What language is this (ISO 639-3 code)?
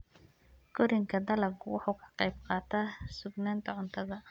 som